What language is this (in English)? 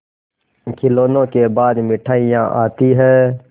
Hindi